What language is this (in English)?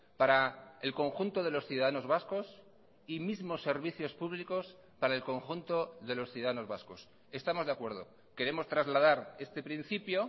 Spanish